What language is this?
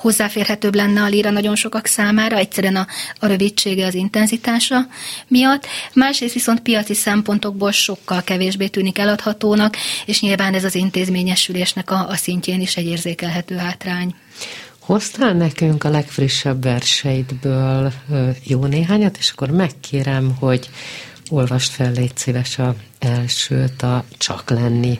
Hungarian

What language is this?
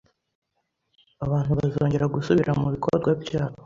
Kinyarwanda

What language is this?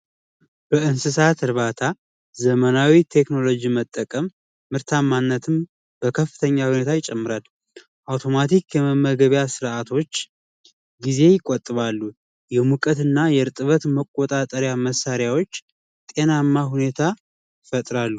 Amharic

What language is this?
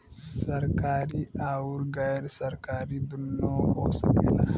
Bhojpuri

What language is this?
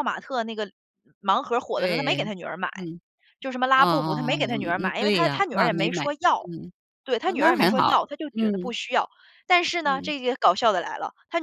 Chinese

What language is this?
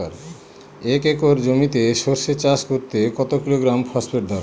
Bangla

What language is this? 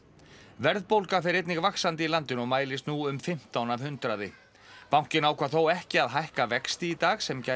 Icelandic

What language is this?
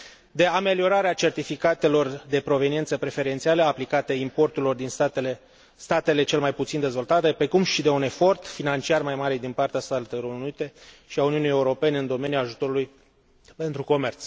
Romanian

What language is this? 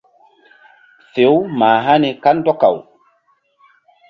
Mbum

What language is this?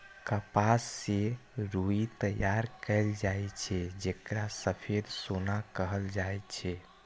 Maithili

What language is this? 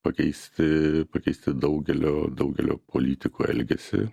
Lithuanian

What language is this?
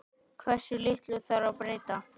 Icelandic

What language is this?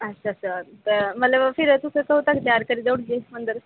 Dogri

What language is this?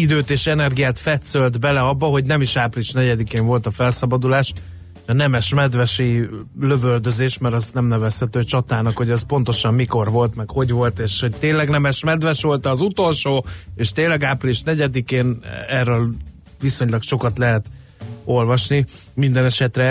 Hungarian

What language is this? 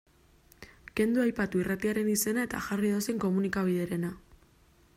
Basque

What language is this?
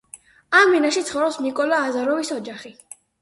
Georgian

